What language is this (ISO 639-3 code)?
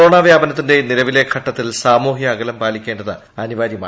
mal